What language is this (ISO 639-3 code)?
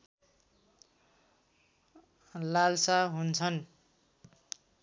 nep